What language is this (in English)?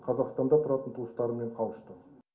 Kazakh